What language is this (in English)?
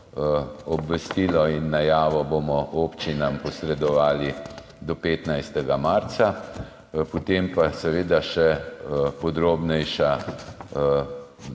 Slovenian